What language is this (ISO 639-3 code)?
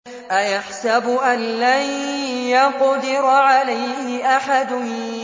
ara